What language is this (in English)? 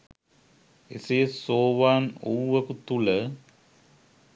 Sinhala